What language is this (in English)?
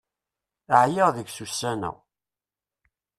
Kabyle